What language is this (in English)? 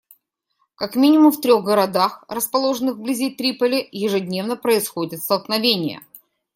Russian